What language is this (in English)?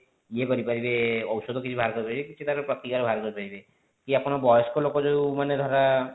Odia